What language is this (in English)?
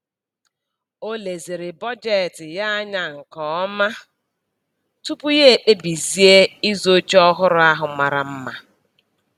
Igbo